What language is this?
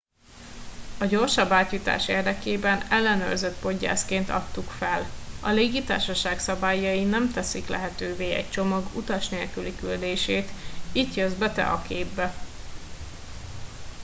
Hungarian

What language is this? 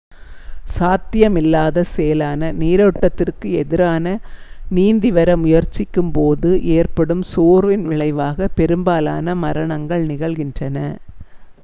Tamil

